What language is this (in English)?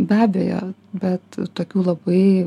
Lithuanian